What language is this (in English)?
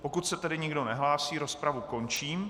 Czech